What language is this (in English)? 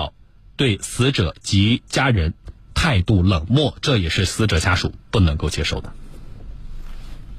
Chinese